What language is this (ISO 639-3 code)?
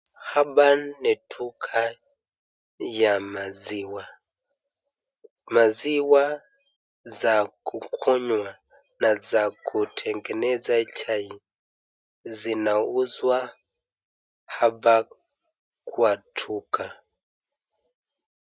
swa